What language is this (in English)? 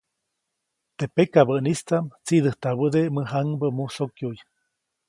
Copainalá Zoque